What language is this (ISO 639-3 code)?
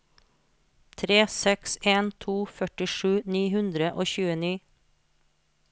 nor